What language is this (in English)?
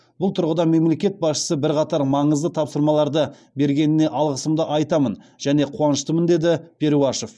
Kazakh